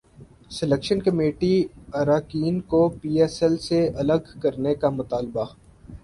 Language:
Urdu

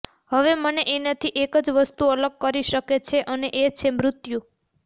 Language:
Gujarati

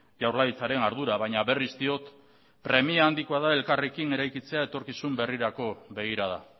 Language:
Basque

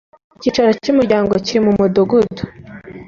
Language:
Kinyarwanda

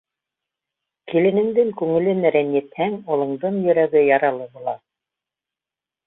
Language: Bashkir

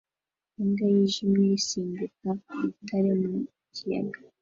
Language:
Kinyarwanda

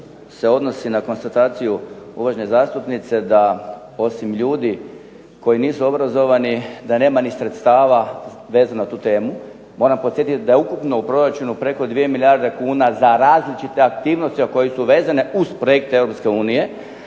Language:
Croatian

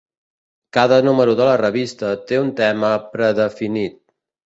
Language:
Catalan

